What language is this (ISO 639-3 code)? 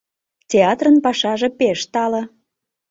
chm